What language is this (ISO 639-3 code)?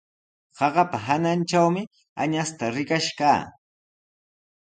qws